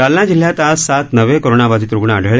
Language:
Marathi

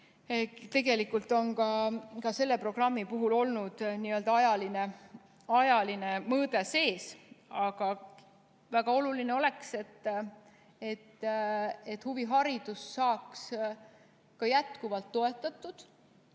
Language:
Estonian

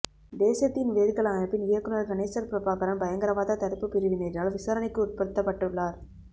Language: Tamil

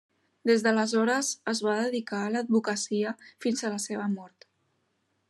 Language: Catalan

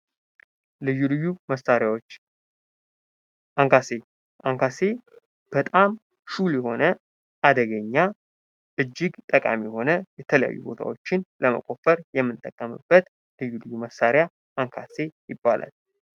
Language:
Amharic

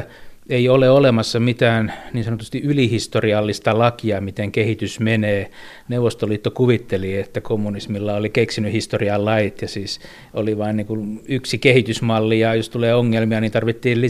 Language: Finnish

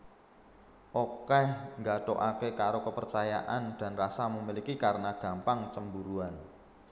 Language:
Javanese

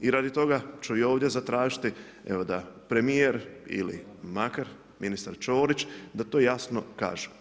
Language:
Croatian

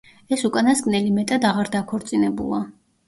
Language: Georgian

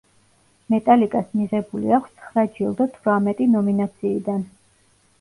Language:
Georgian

